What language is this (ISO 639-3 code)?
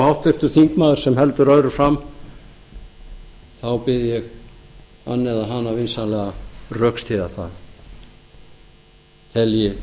isl